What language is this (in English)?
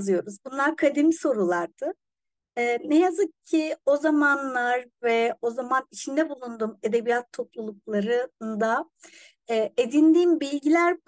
Turkish